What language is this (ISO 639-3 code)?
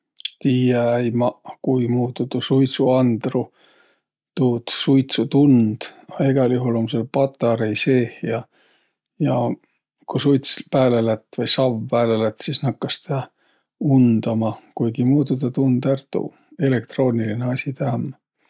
vro